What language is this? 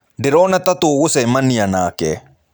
Kikuyu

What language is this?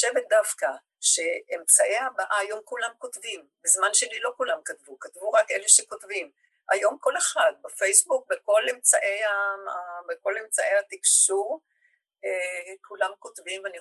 Hebrew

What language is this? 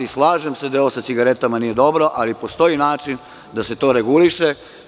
Serbian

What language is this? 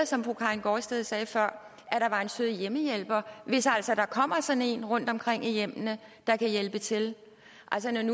Danish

